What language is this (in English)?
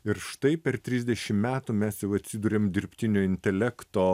Lithuanian